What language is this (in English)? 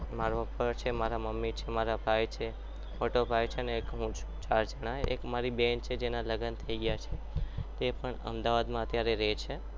Gujarati